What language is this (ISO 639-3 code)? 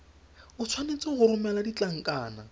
tsn